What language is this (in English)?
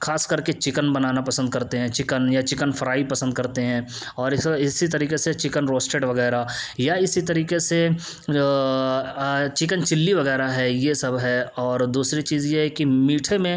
Urdu